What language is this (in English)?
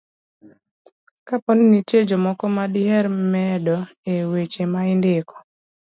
Luo (Kenya and Tanzania)